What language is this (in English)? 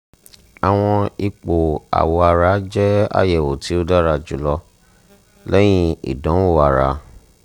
Yoruba